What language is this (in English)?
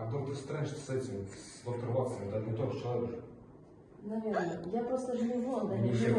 Russian